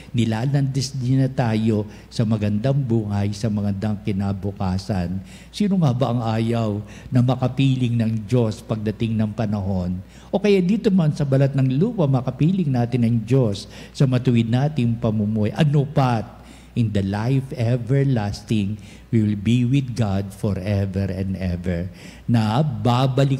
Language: Filipino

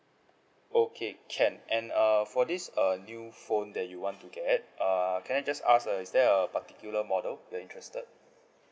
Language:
English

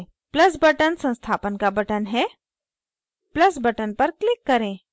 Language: Hindi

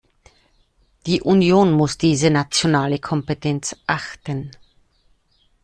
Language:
German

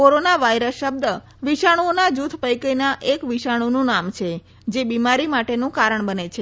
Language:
Gujarati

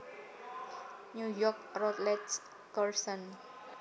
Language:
Javanese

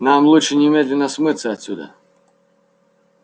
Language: Russian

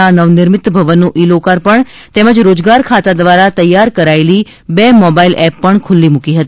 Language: Gujarati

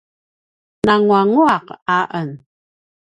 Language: Paiwan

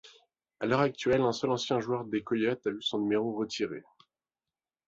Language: French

